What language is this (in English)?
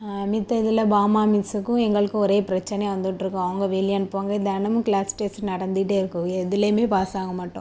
Tamil